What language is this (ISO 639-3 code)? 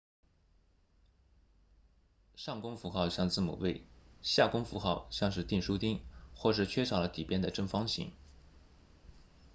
zho